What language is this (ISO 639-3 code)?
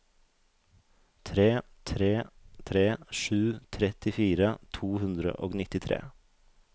nor